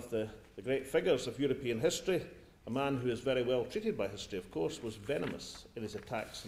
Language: English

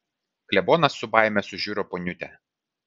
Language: Lithuanian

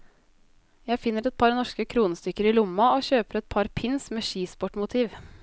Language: Norwegian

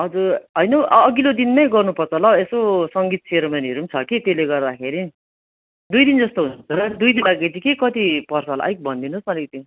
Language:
Nepali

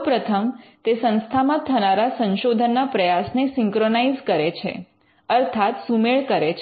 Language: Gujarati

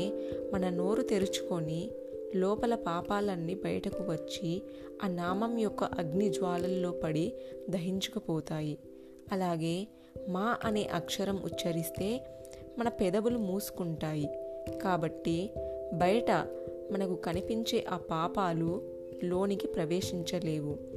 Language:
Telugu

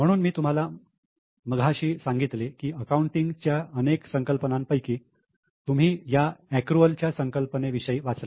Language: Marathi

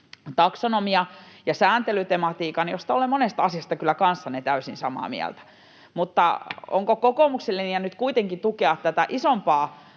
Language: Finnish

